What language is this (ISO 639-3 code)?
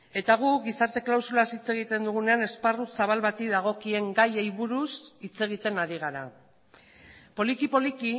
eus